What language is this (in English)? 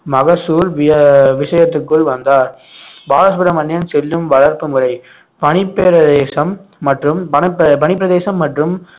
Tamil